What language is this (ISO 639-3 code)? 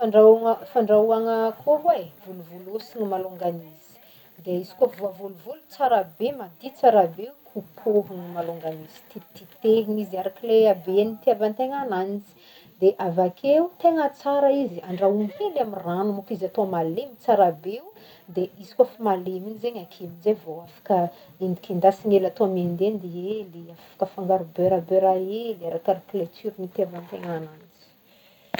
bmm